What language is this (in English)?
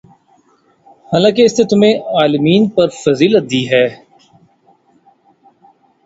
Urdu